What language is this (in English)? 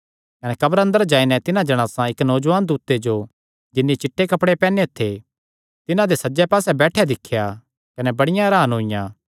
Kangri